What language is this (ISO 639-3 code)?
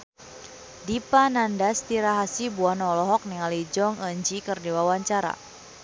sun